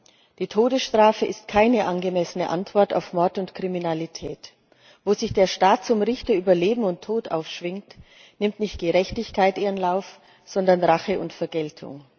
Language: German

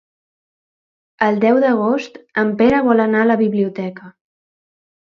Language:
Catalan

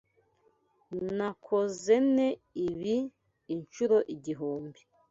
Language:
Kinyarwanda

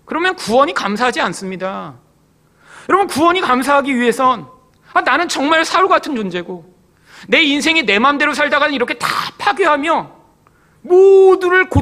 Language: Korean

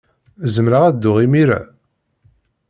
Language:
Kabyle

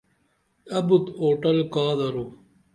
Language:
Dameli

